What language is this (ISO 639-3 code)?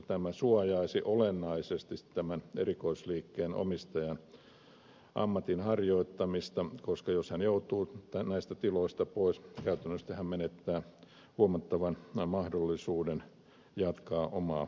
fin